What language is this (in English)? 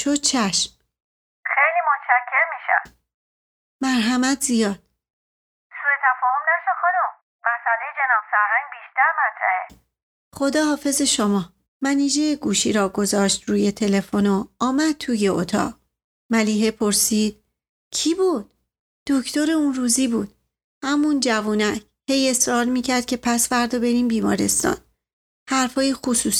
Persian